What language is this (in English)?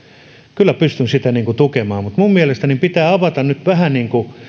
Finnish